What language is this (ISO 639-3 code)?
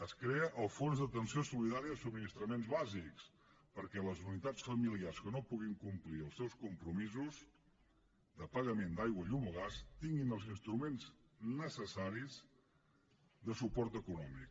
cat